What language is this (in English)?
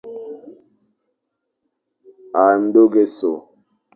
Fang